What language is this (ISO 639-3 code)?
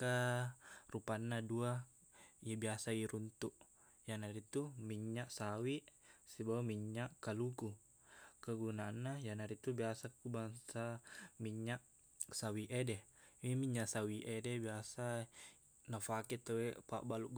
bug